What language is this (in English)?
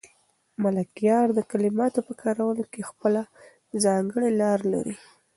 Pashto